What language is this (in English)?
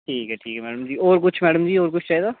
Dogri